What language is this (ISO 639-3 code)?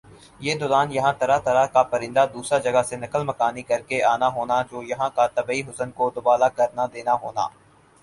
urd